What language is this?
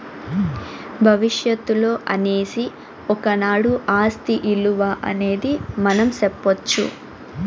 Telugu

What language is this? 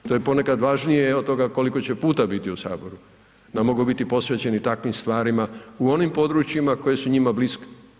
Croatian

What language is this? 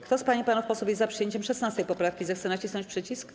Polish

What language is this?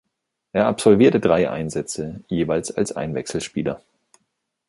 German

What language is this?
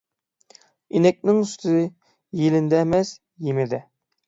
Uyghur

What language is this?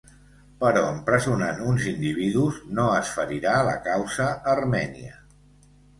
Catalan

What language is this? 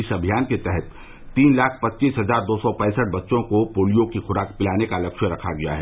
Hindi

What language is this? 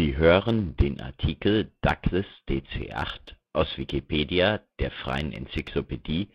German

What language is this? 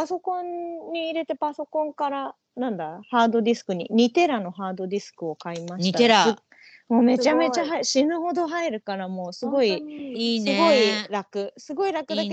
Japanese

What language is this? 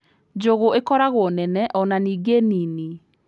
Kikuyu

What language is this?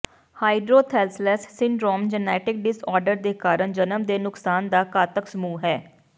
Punjabi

